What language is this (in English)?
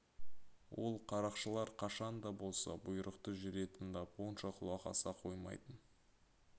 Kazakh